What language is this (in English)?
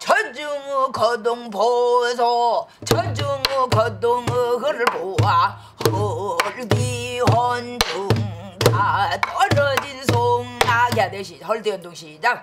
Korean